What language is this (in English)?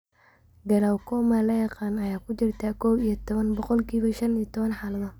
Somali